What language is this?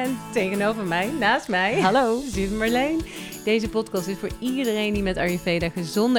Dutch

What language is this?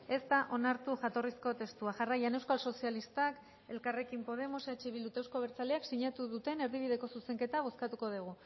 Basque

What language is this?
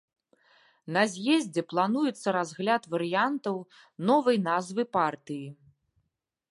Belarusian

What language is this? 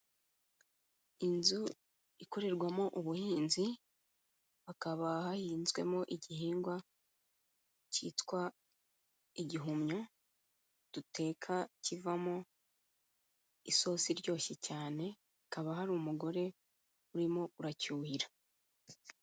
Kinyarwanda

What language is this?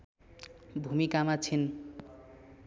Nepali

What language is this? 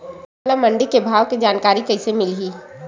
Chhattisgarhi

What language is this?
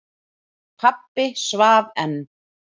Icelandic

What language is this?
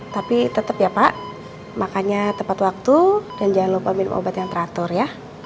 Indonesian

